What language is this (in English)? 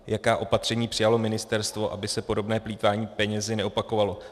Czech